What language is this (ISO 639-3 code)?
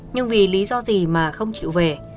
vie